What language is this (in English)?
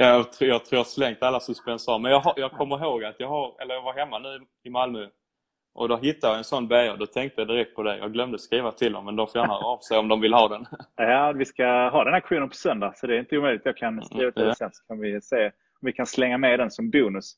Swedish